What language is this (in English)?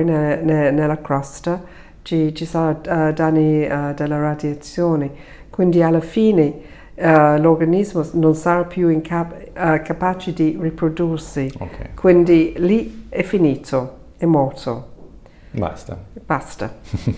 Italian